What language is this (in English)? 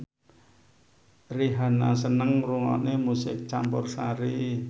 Javanese